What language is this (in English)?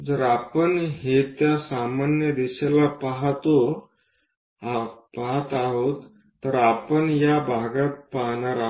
Marathi